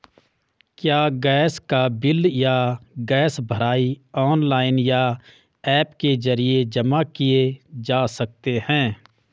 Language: Hindi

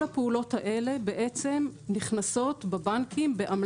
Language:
Hebrew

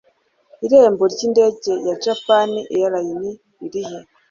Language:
Kinyarwanda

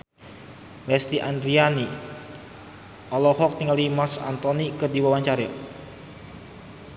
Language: Sundanese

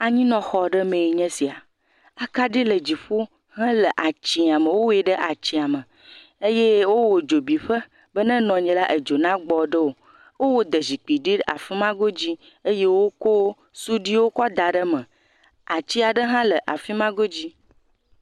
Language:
Ewe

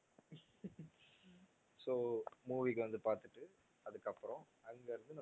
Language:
Tamil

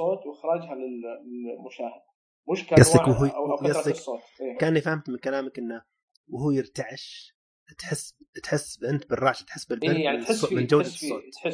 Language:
Arabic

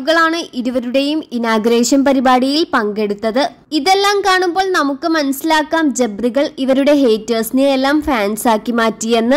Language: Malayalam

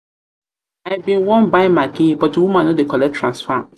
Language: Nigerian Pidgin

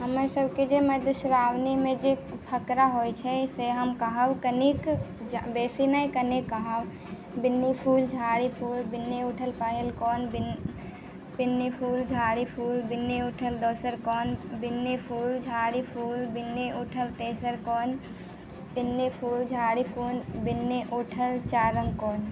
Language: Maithili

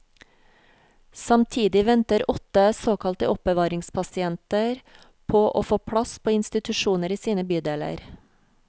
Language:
Norwegian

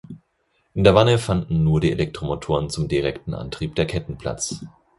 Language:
German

